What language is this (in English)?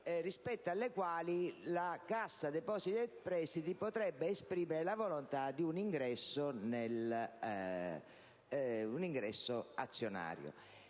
Italian